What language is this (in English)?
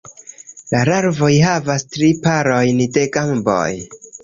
Esperanto